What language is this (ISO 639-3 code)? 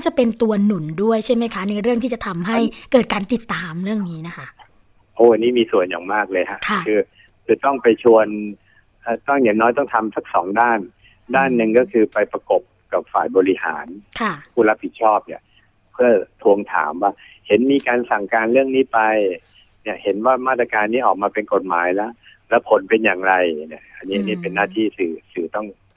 tha